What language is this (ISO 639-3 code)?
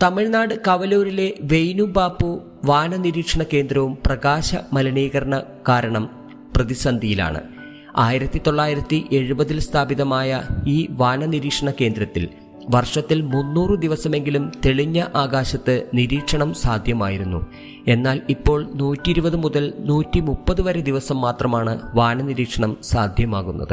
mal